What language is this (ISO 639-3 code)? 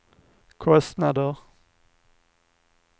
swe